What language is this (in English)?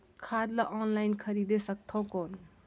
Chhattisgarhi